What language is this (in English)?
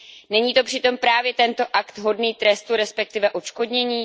Czech